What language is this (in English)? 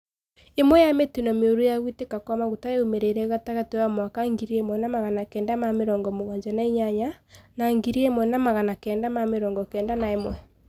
Kikuyu